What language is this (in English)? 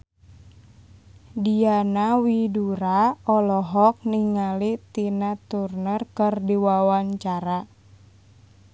Sundanese